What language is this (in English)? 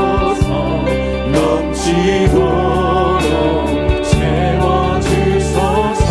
Korean